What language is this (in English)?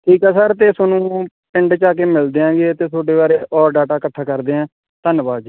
Punjabi